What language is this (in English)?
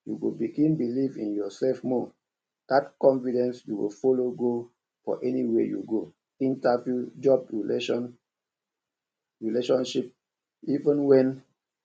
Nigerian Pidgin